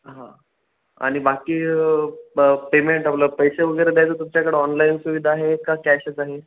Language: Marathi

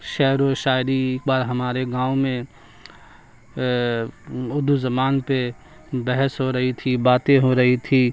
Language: Urdu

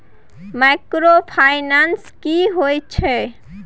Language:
Maithili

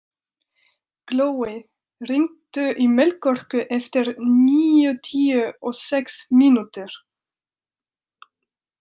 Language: Icelandic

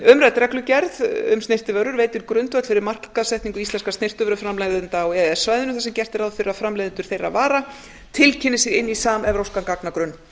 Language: Icelandic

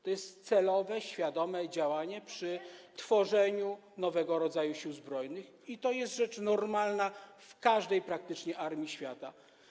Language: Polish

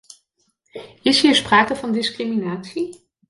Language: Dutch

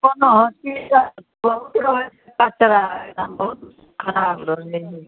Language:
Maithili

